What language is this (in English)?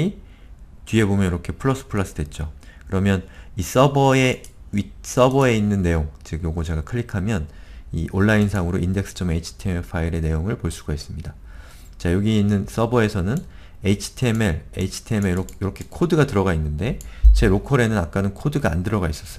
Korean